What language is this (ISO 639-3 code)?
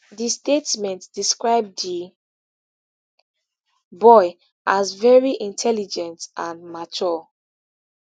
pcm